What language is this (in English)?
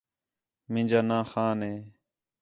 Khetrani